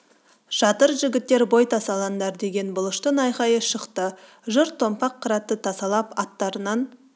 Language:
Kazakh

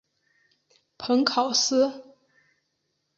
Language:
Chinese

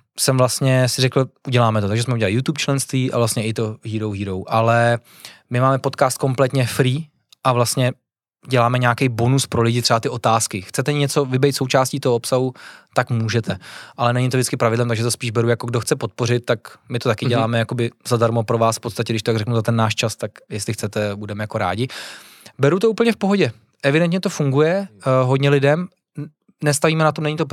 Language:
Czech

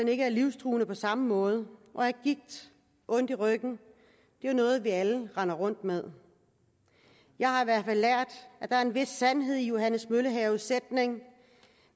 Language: Danish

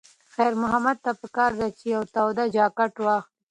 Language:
Pashto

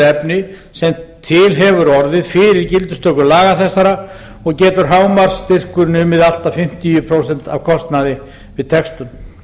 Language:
Icelandic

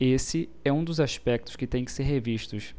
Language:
Portuguese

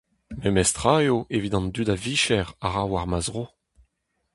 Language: Breton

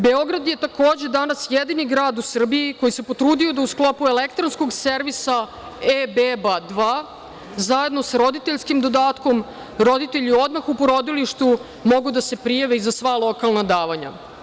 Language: Serbian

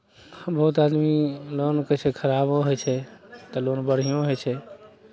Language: Maithili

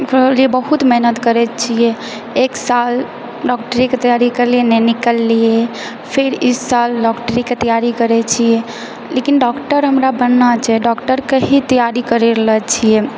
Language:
Maithili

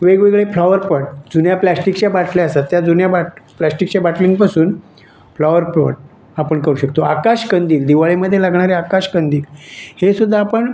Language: Marathi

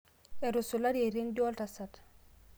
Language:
Masai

